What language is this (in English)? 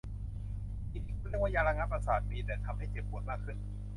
Thai